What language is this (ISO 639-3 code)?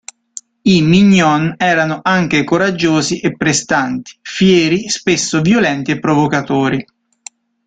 ita